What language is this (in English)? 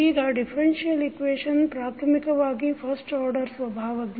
Kannada